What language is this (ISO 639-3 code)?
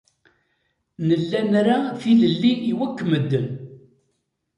kab